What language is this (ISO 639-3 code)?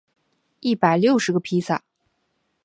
zho